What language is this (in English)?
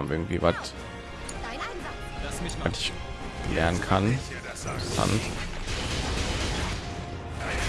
German